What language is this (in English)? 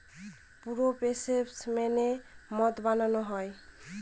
Bangla